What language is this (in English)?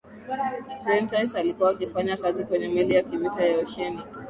Swahili